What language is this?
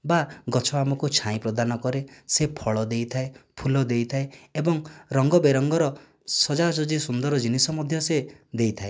Odia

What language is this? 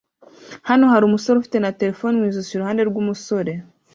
Kinyarwanda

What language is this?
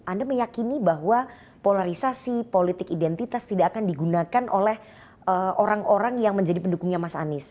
Indonesian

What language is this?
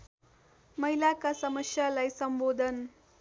Nepali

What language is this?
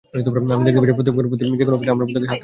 Bangla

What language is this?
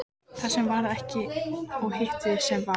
Icelandic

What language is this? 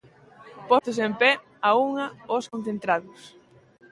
Galician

